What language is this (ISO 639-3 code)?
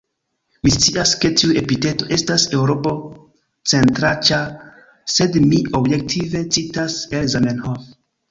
epo